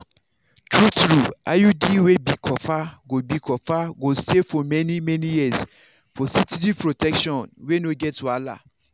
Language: Nigerian Pidgin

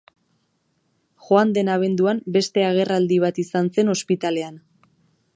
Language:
Basque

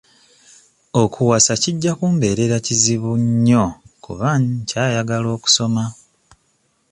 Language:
Ganda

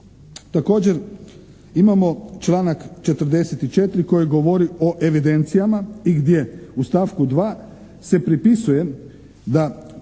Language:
Croatian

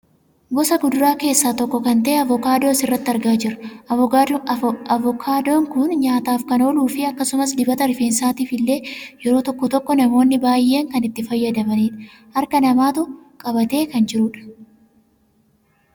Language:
Oromo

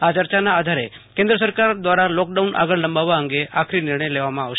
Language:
Gujarati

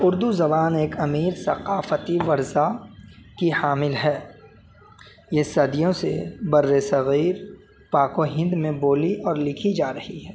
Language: Urdu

